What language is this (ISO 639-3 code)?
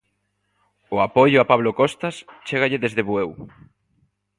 glg